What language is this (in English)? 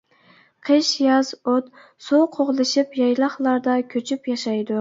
Uyghur